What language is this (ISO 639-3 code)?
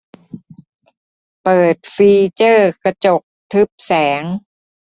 tha